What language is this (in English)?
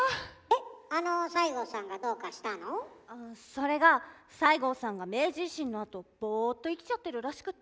Japanese